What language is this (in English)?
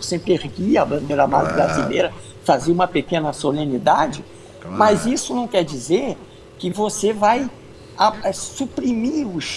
Portuguese